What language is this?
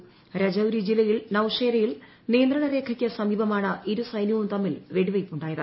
Malayalam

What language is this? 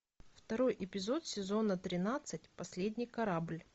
Russian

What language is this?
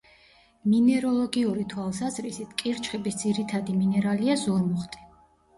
Georgian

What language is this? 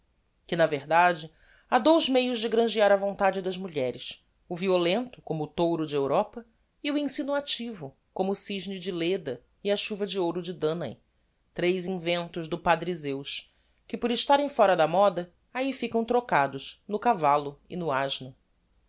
Portuguese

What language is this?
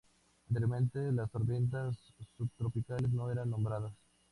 Spanish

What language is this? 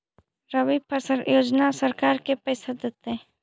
Magahi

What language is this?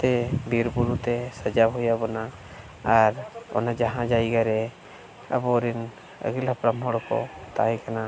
Santali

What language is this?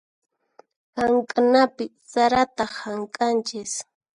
Puno Quechua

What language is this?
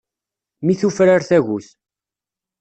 Kabyle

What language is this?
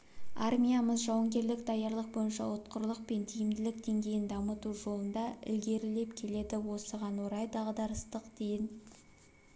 Kazakh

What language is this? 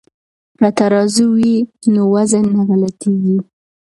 Pashto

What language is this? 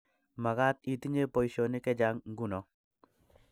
Kalenjin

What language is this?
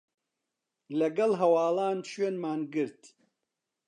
Central Kurdish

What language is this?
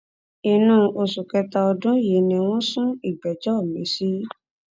Yoruba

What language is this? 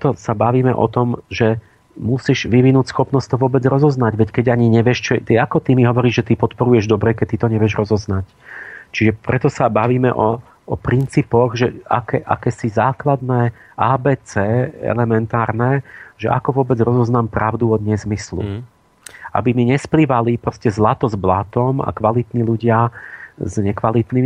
Slovak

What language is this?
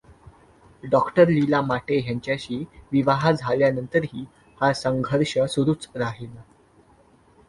Marathi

